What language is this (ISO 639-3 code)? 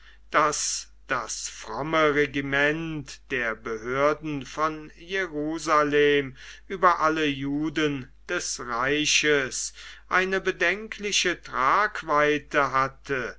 deu